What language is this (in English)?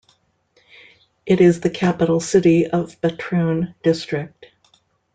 English